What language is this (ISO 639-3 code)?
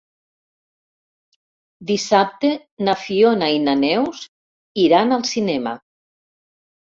cat